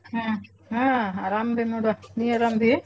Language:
Kannada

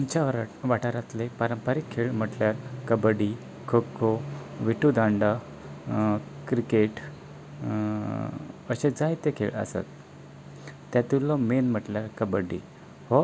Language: Konkani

